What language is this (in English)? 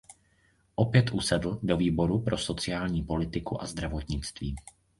Czech